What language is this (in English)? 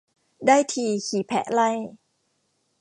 Thai